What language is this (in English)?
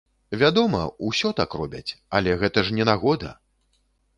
Belarusian